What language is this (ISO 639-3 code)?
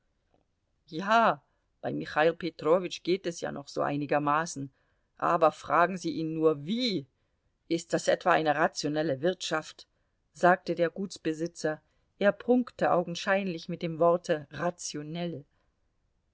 deu